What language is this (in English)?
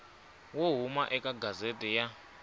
Tsonga